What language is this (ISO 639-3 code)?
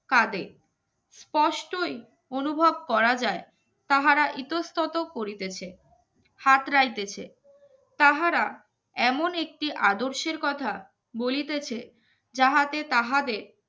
ben